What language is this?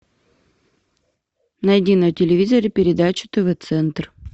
Russian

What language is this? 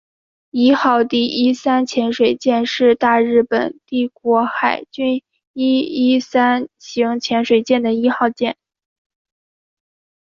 Chinese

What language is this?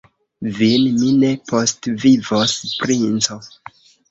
Esperanto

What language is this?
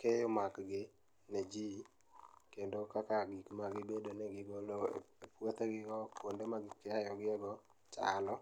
Luo (Kenya and Tanzania)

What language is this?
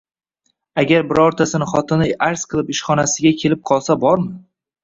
Uzbek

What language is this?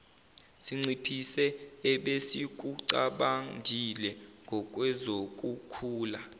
Zulu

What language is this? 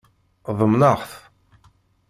Kabyle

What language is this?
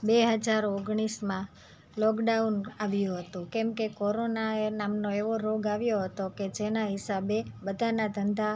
Gujarati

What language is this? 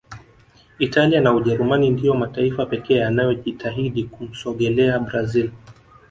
Swahili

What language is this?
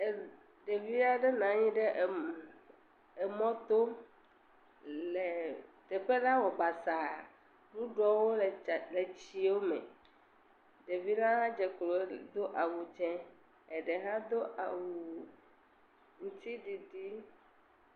Ewe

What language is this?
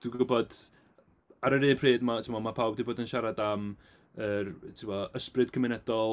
Welsh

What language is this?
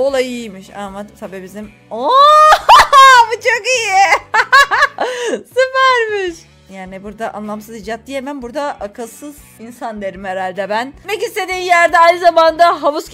Turkish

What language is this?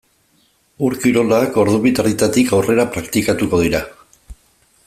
Basque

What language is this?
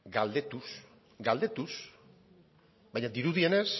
Basque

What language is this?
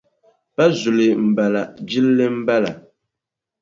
Dagbani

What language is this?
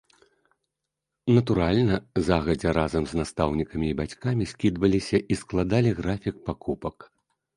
Belarusian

